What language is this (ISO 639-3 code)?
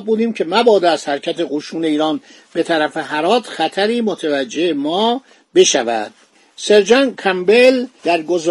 fas